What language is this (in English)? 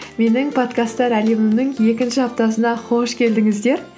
Kazakh